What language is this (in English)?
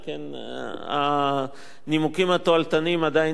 Hebrew